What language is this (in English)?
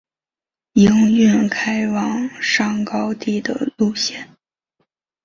Chinese